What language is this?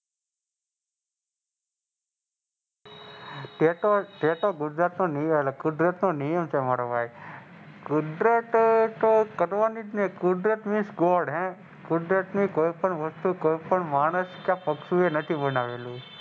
Gujarati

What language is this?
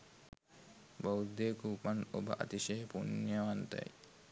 Sinhala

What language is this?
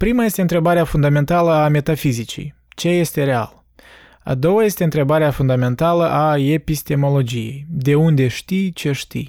Romanian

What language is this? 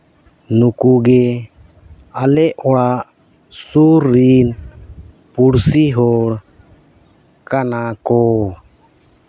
Santali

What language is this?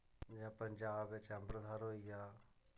Dogri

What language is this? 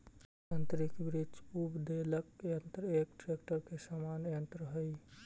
Magahi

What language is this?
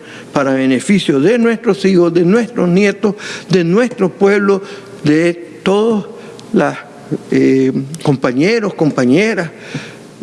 Spanish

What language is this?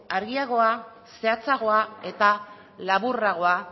Basque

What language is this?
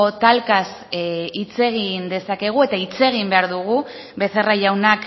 Basque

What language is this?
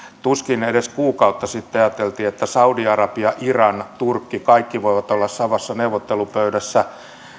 Finnish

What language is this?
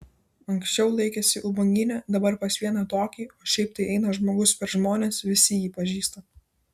Lithuanian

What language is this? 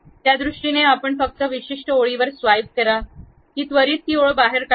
Marathi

